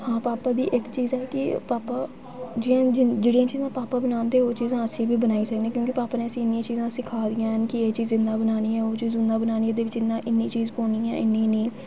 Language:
Dogri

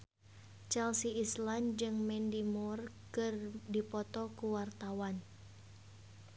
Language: Sundanese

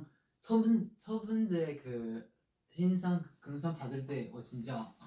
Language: Korean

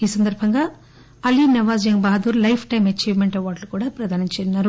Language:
Telugu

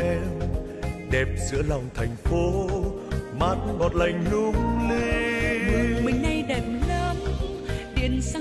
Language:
Vietnamese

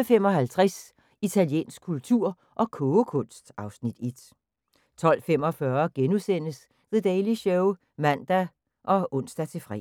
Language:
Danish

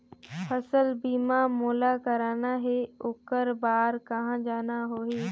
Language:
Chhattisgarhi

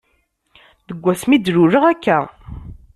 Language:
Kabyle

